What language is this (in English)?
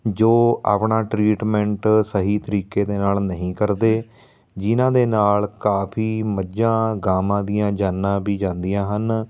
Punjabi